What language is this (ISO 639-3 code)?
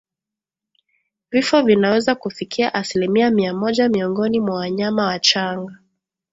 swa